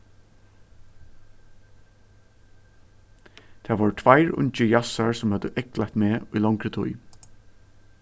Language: Faroese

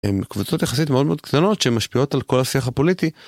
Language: Hebrew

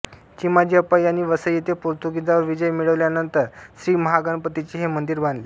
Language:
Marathi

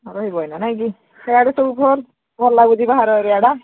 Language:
Odia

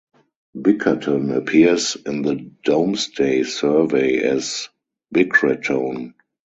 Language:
English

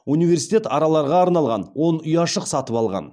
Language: Kazakh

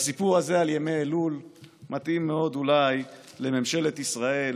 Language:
Hebrew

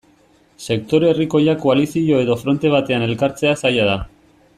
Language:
Basque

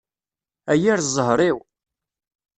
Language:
Kabyle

